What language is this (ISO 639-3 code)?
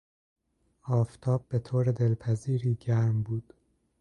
fas